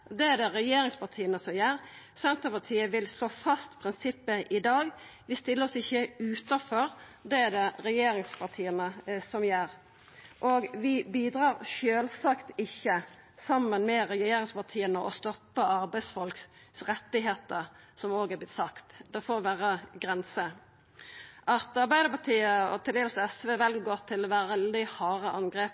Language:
Norwegian Nynorsk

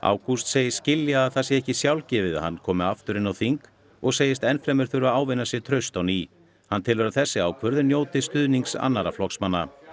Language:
Icelandic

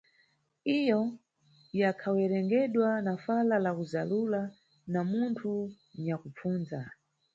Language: Nyungwe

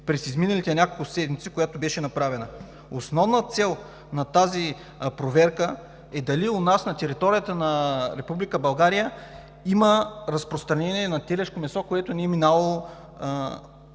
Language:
Bulgarian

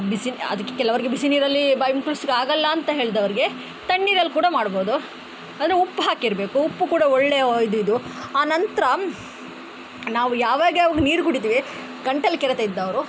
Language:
Kannada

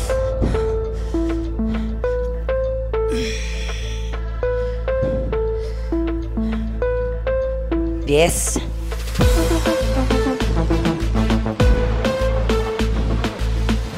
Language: Spanish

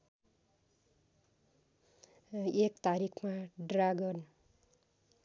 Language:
Nepali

